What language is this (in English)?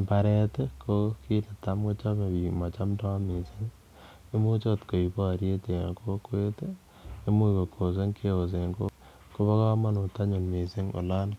Kalenjin